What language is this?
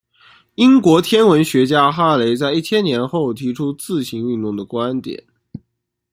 Chinese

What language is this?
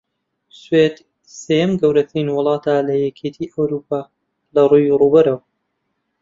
Central Kurdish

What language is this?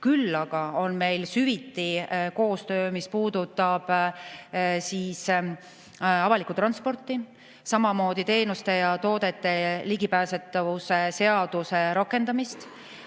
Estonian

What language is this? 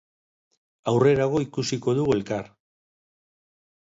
Basque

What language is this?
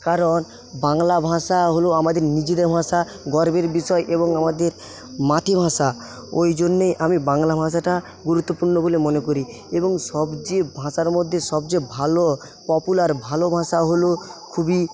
Bangla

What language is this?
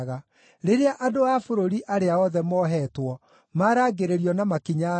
Kikuyu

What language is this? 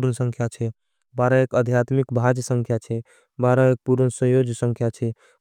Angika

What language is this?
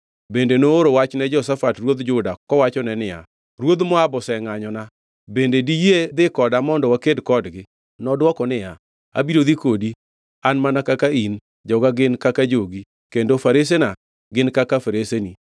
Luo (Kenya and Tanzania)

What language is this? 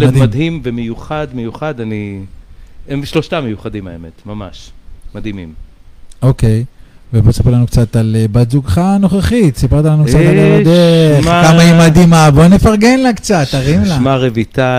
Hebrew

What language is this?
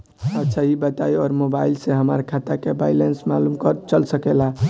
Bhojpuri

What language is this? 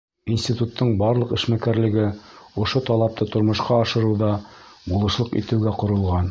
Bashkir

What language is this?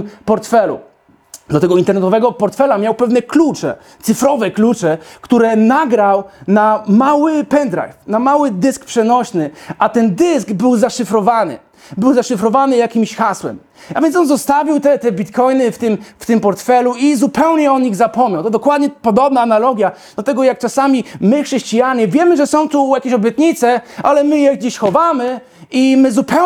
Polish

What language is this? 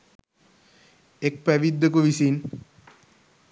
Sinhala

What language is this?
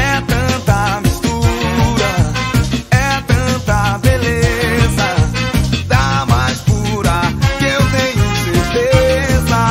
Romanian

